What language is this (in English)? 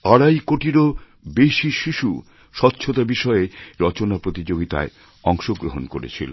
Bangla